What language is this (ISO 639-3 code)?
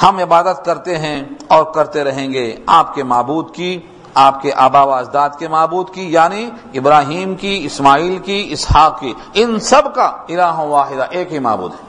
urd